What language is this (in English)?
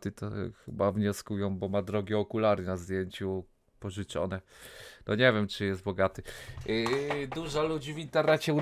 Polish